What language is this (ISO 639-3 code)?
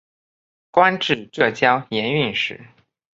zho